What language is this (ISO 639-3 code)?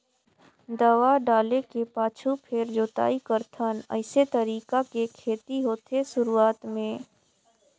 hne